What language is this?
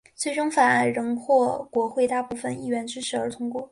Chinese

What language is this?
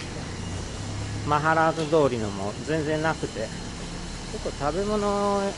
Japanese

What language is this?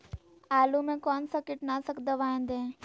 Magahi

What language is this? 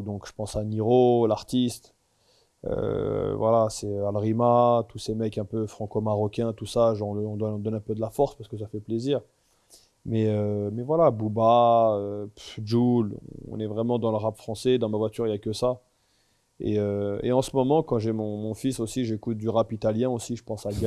French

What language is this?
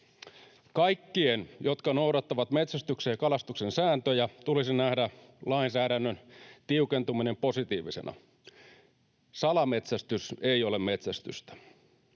Finnish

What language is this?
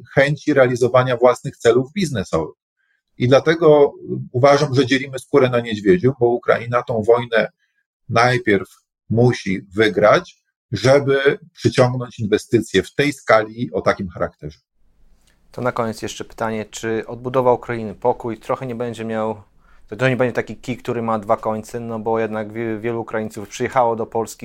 Polish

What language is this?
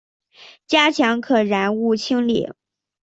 Chinese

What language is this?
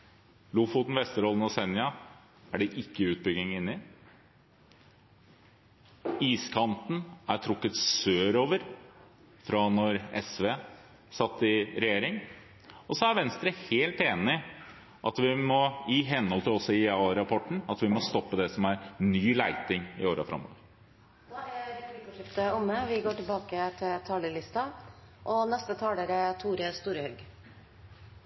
Norwegian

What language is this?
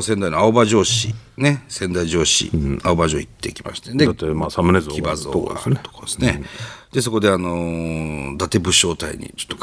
Japanese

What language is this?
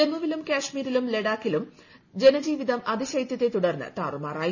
Malayalam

